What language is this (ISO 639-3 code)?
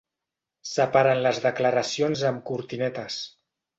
cat